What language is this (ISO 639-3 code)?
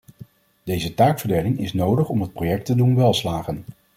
nld